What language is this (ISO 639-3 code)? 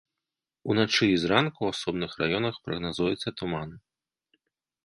bel